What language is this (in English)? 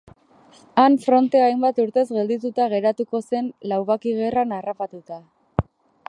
Basque